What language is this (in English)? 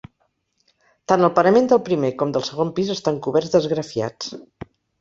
Catalan